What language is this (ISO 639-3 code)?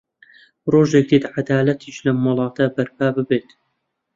ckb